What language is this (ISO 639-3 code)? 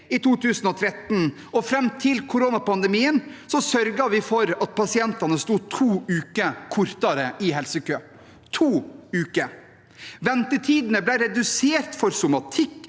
nor